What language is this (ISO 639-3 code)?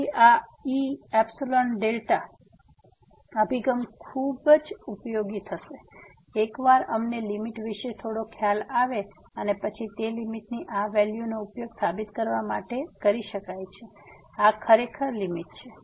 guj